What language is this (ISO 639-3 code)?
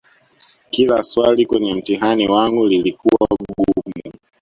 swa